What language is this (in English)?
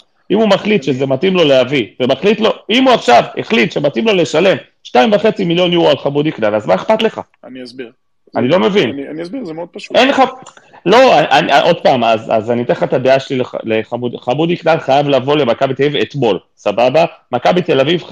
Hebrew